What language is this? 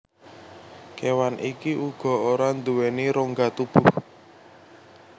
Javanese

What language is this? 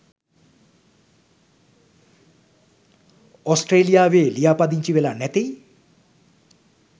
Sinhala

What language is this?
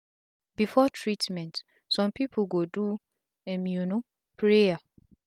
Nigerian Pidgin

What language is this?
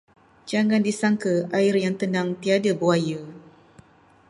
Malay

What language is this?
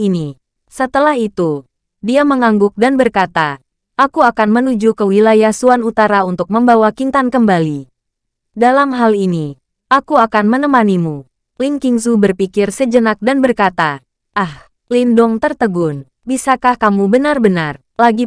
Indonesian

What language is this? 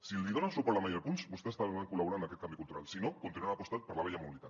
Catalan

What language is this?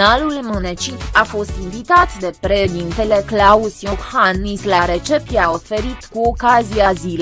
Romanian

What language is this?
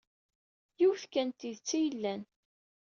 Kabyle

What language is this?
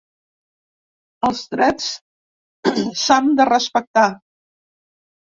Catalan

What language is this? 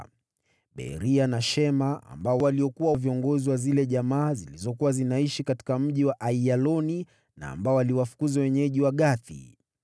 Swahili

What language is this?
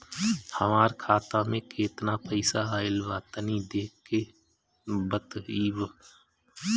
Bhojpuri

